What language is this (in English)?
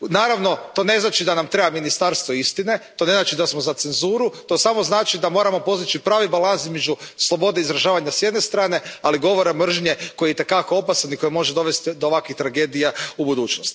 Croatian